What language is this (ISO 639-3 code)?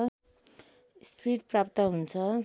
nep